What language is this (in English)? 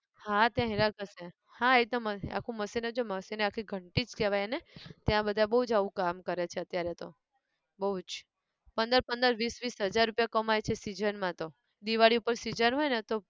Gujarati